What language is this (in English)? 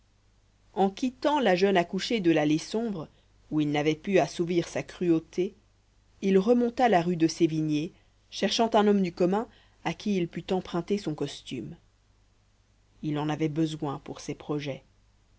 French